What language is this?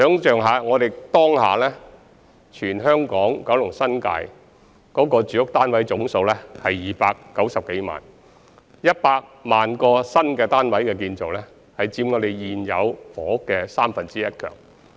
Cantonese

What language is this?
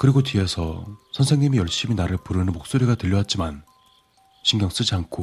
Korean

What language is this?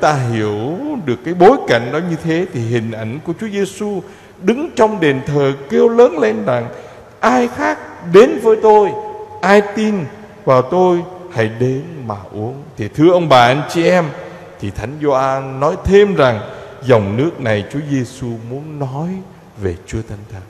Vietnamese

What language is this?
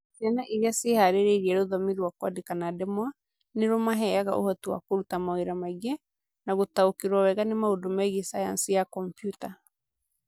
Kikuyu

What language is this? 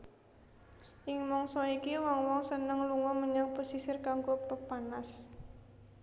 Javanese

